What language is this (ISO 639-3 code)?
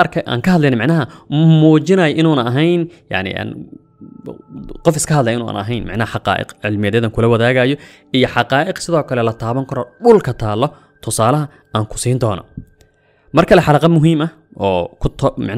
ara